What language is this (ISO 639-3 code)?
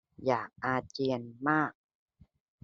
tha